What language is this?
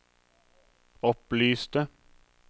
Norwegian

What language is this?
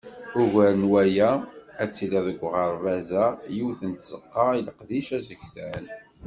Kabyle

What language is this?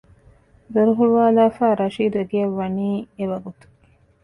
Divehi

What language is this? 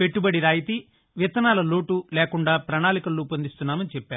Telugu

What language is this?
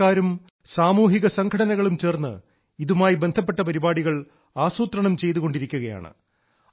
Malayalam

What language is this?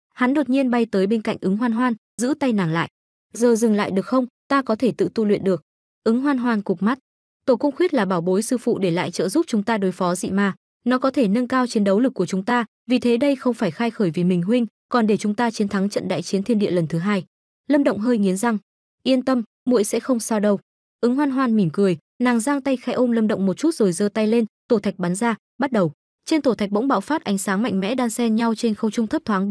Vietnamese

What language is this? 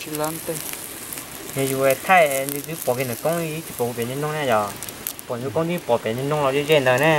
Vietnamese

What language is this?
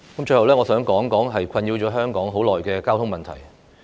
Cantonese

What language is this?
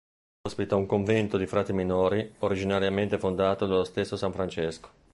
Italian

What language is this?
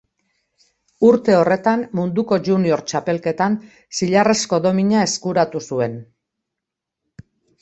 Basque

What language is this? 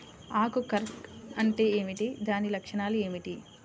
Telugu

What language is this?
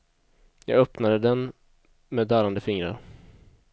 Swedish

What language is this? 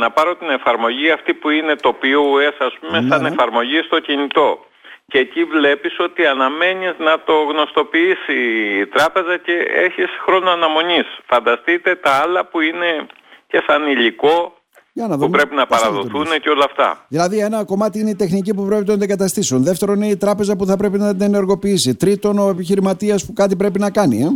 Greek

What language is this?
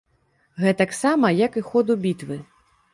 Belarusian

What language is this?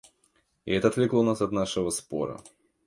Russian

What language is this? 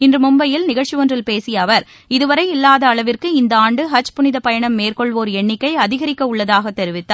Tamil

